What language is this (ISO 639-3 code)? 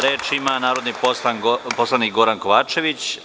srp